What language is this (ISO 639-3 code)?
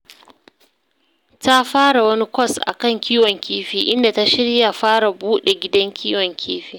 hau